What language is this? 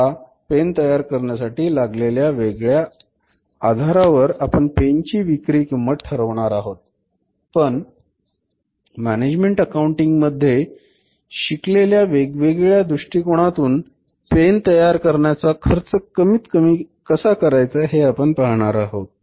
Marathi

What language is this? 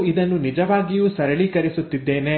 Kannada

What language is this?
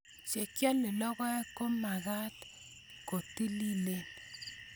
Kalenjin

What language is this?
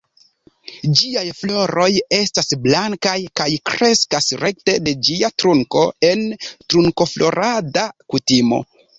Esperanto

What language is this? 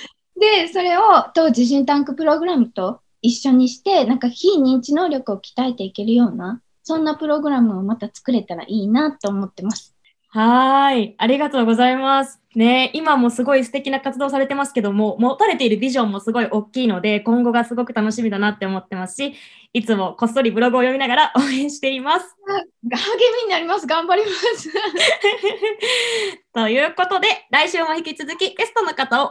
Japanese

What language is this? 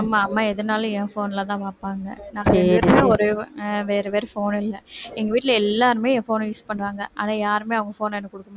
Tamil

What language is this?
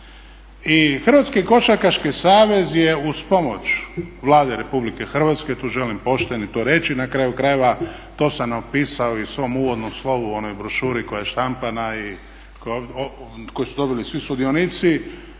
Croatian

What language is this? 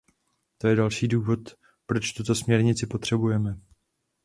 Czech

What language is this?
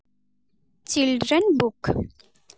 Santali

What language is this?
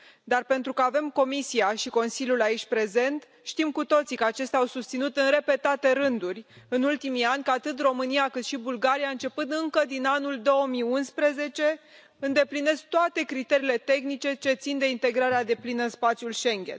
Romanian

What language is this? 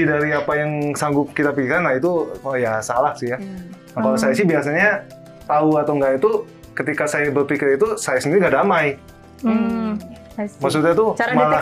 Indonesian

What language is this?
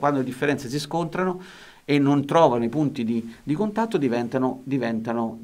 Italian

